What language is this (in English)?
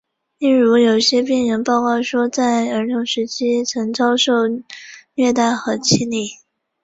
Chinese